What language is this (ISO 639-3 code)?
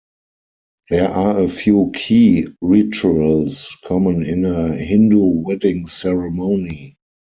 eng